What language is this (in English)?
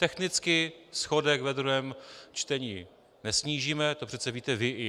Czech